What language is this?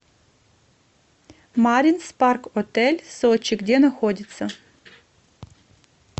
Russian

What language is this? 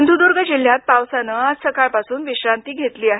Marathi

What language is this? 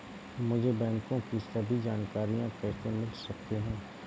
Hindi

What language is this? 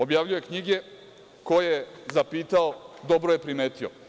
Serbian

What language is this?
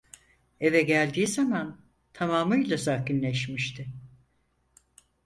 Turkish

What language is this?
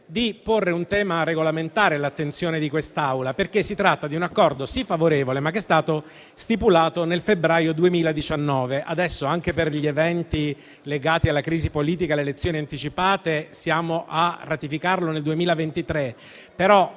Italian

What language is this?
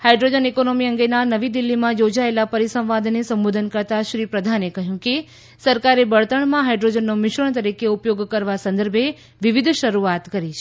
Gujarati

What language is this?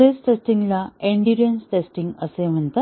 Marathi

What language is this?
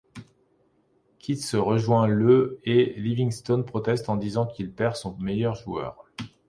French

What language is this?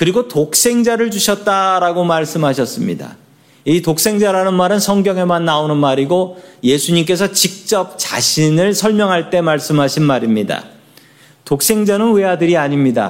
Korean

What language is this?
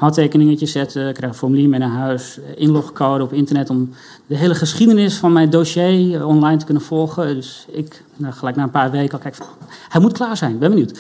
Dutch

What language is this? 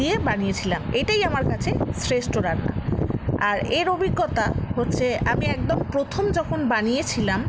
Bangla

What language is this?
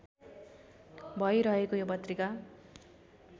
Nepali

